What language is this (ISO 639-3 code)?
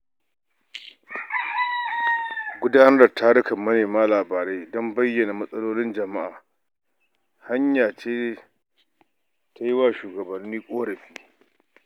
hau